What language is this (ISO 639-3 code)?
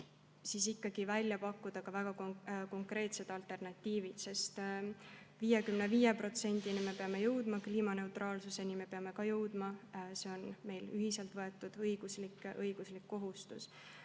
est